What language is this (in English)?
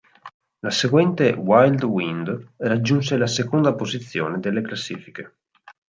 Italian